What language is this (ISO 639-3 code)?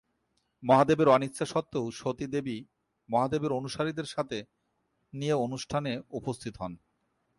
ben